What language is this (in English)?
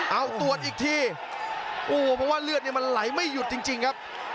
Thai